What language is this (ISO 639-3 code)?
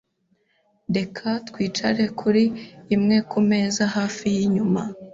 kin